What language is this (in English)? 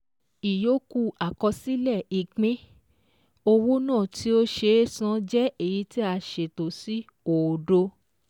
Yoruba